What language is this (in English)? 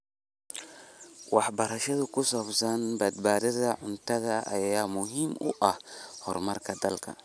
Somali